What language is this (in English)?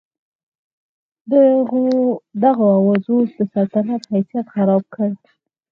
Pashto